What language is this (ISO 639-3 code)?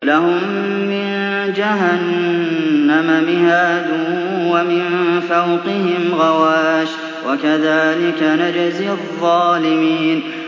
ara